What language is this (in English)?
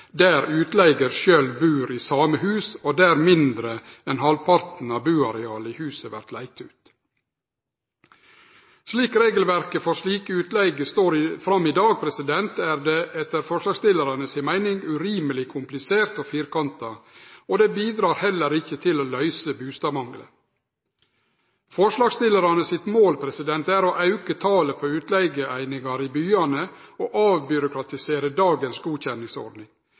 Norwegian Nynorsk